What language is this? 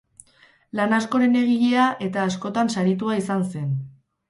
Basque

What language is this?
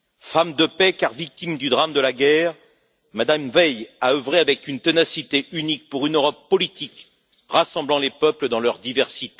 French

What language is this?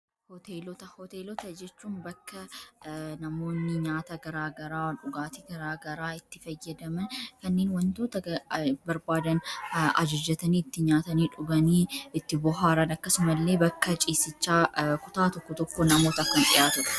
Oromo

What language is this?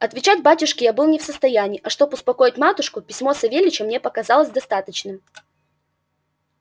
Russian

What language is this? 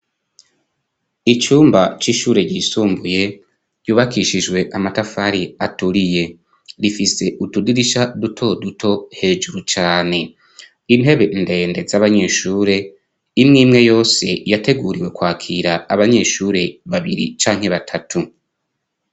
Rundi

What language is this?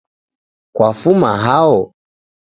Taita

